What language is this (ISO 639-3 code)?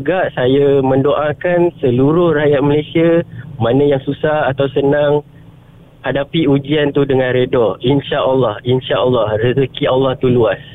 msa